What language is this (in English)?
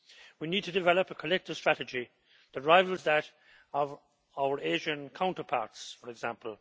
English